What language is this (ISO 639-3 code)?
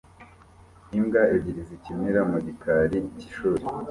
kin